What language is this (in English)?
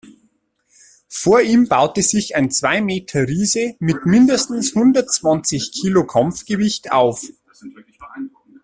German